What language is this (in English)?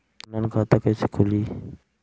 Bhojpuri